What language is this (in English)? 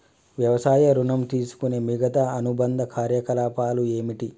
Telugu